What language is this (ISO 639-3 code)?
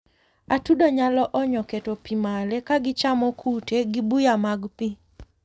luo